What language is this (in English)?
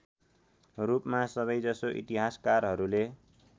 Nepali